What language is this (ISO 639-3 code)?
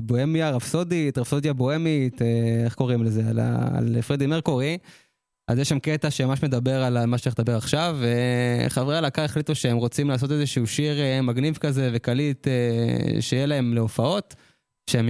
heb